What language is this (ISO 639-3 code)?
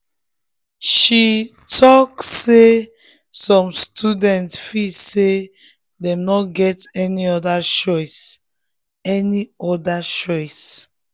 pcm